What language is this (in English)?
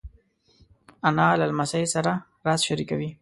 Pashto